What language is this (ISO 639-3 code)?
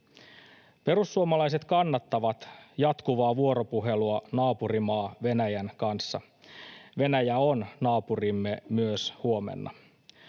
fin